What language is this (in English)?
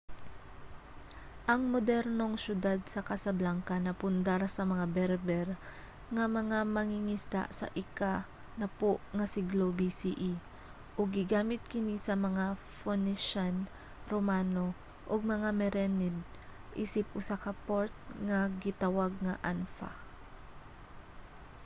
Cebuano